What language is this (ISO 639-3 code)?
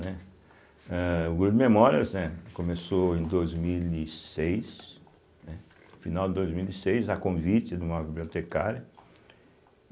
por